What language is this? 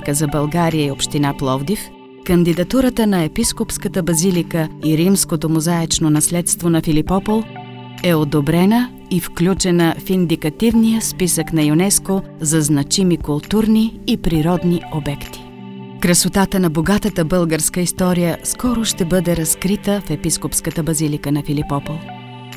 Bulgarian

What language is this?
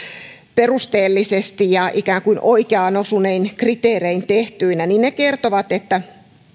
Finnish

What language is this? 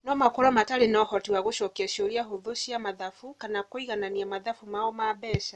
Kikuyu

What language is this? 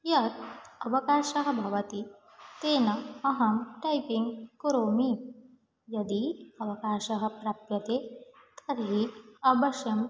Sanskrit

